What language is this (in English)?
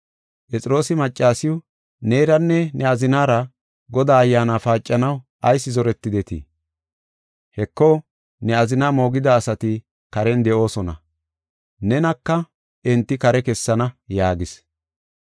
Gofa